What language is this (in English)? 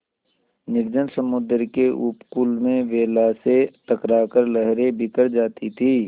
Hindi